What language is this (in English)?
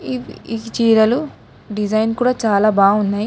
Telugu